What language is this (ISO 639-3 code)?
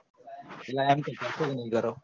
guj